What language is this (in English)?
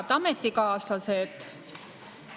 Estonian